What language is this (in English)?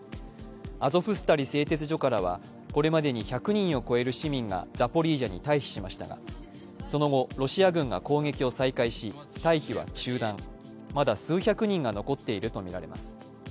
Japanese